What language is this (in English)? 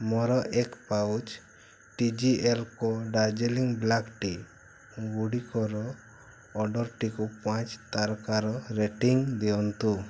Odia